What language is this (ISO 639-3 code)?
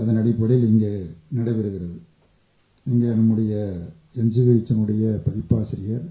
tam